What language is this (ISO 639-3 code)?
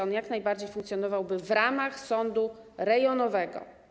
pol